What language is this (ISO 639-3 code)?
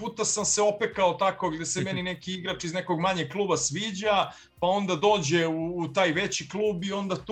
hrv